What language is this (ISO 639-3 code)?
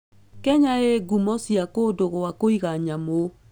kik